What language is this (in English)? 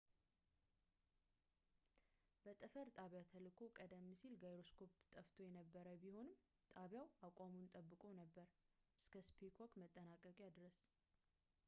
Amharic